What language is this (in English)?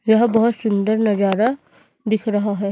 Hindi